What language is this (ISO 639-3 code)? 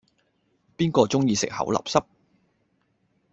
yue